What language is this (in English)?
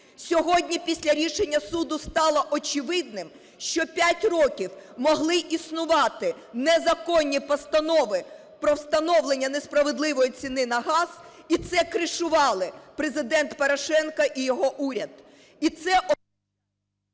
Ukrainian